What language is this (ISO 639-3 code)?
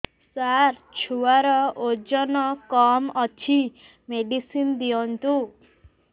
ori